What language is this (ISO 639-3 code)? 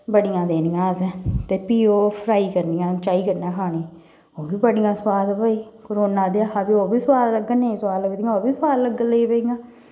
doi